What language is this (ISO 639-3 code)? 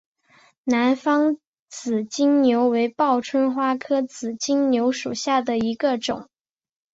zho